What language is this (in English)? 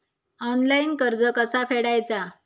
Marathi